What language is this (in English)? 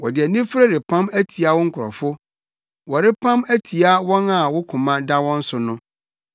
Akan